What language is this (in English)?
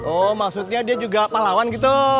Indonesian